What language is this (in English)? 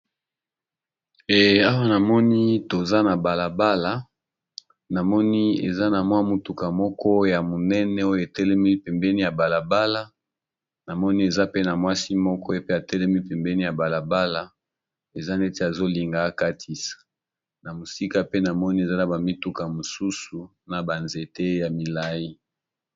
Lingala